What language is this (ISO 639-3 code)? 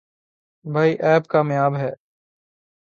urd